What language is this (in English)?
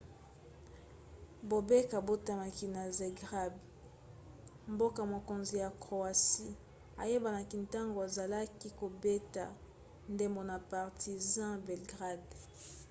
Lingala